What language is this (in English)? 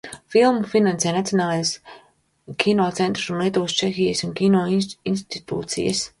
Latvian